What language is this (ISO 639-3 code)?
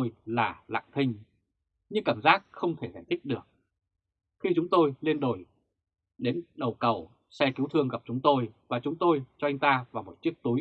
vie